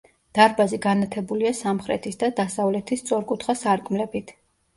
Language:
Georgian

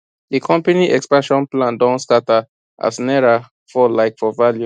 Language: Nigerian Pidgin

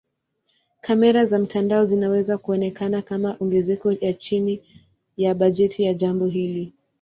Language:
Swahili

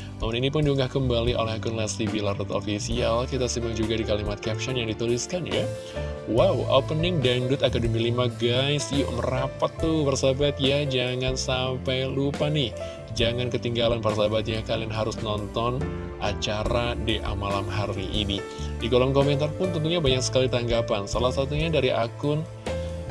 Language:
Indonesian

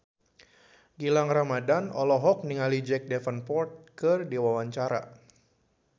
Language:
Sundanese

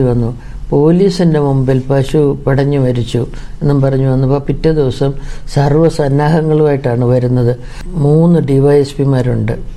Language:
Malayalam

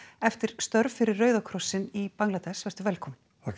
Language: Icelandic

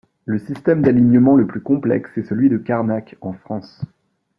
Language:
French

